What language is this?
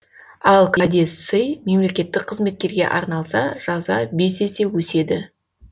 Kazakh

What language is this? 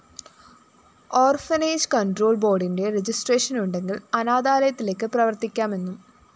Malayalam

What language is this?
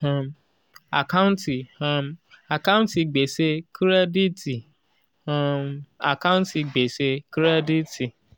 Yoruba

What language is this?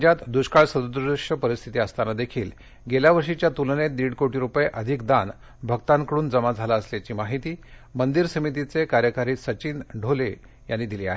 Marathi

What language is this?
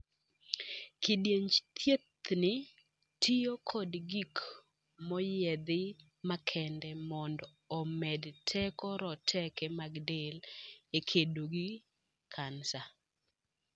Luo (Kenya and Tanzania)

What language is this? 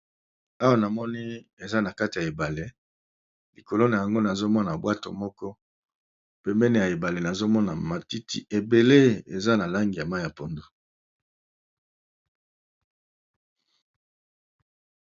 Lingala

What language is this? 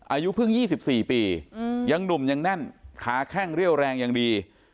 Thai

